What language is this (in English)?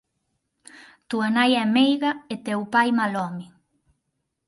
Galician